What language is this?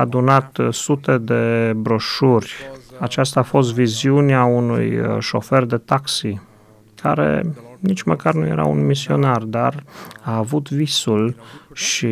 Romanian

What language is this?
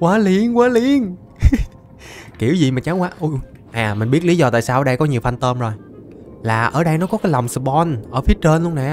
Vietnamese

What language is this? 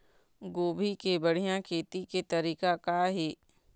Chhattisgarhi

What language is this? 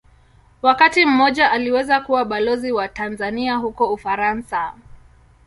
Swahili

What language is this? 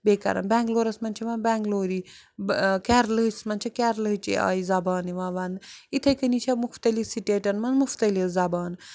Kashmiri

